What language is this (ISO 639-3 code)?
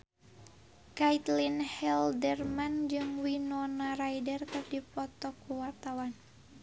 sun